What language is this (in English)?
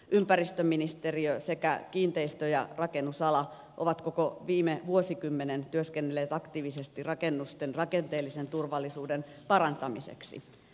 Finnish